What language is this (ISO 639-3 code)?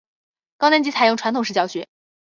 zho